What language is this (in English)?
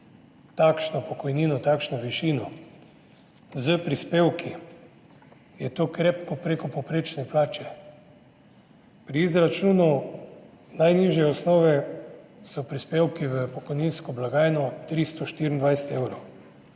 Slovenian